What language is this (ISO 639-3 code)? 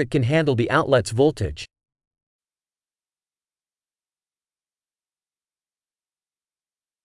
ell